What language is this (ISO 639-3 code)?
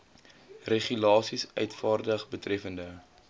afr